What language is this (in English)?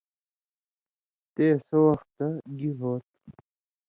Indus Kohistani